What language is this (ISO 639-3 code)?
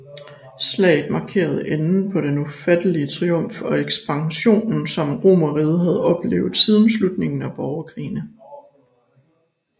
dan